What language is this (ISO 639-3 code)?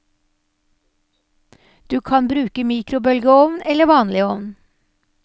nor